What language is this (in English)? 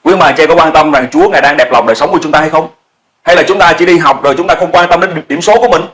Vietnamese